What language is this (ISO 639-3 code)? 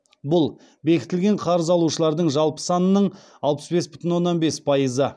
kaz